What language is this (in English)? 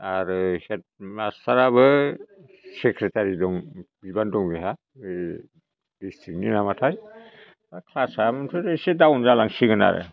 Bodo